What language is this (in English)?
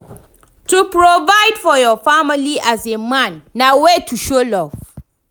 Nigerian Pidgin